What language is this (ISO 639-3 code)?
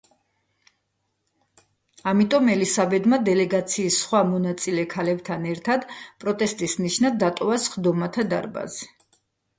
kat